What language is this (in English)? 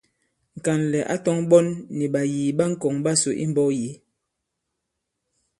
Bankon